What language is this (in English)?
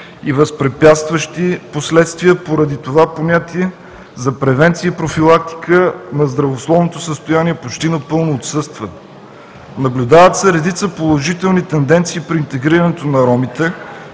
Bulgarian